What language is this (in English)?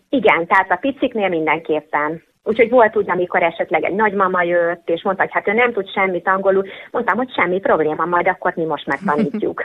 Hungarian